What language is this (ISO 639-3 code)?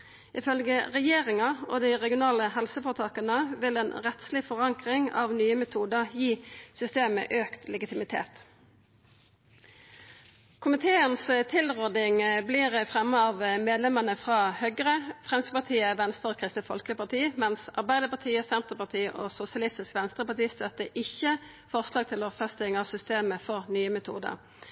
nno